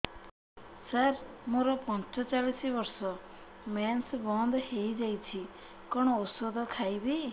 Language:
Odia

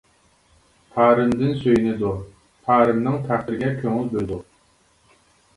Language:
Uyghur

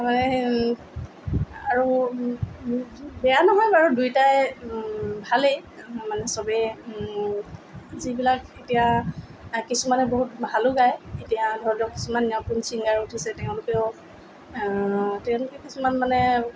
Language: Assamese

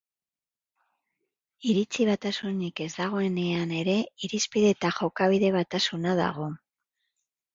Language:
Basque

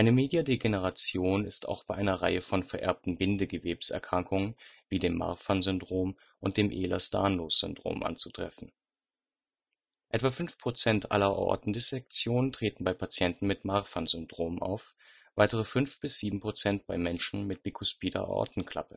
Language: German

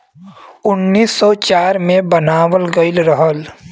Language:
Bhojpuri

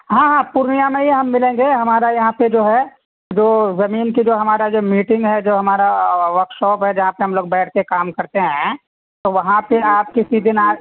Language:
Urdu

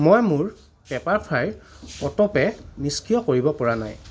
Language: Assamese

